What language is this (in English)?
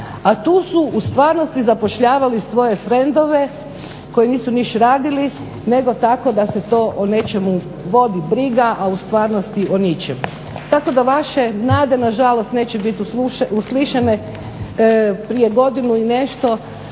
Croatian